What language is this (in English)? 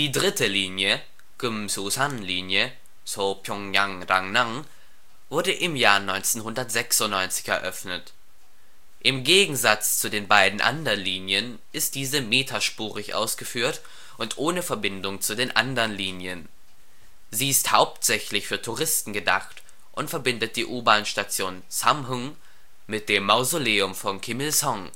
German